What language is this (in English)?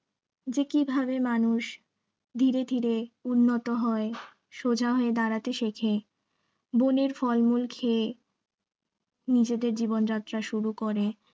Bangla